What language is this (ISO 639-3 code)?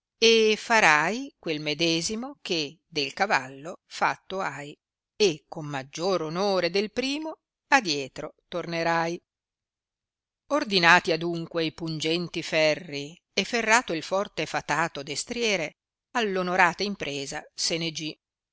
ita